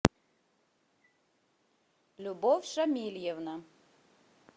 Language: Russian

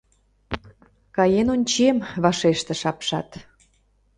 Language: Mari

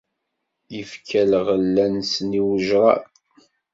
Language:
Kabyle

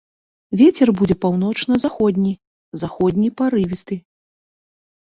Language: Belarusian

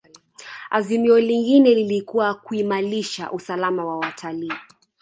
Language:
Swahili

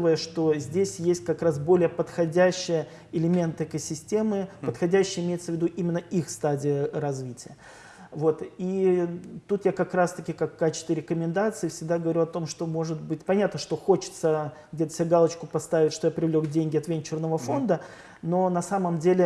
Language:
Russian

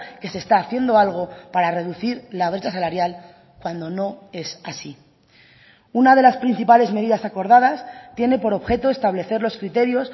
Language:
Spanish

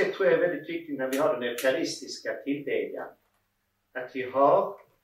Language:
Swedish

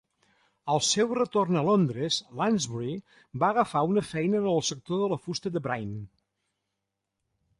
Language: Catalan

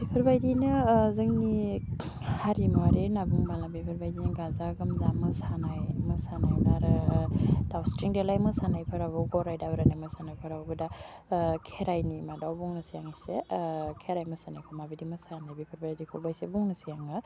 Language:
Bodo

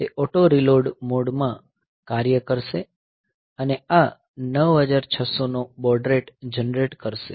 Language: Gujarati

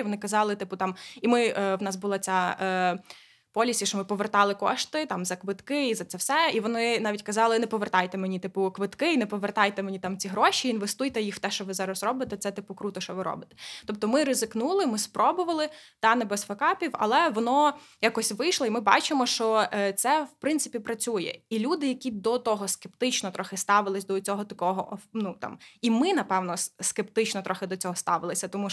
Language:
Ukrainian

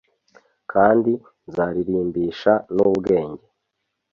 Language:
Kinyarwanda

